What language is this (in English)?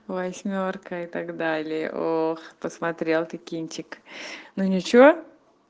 Russian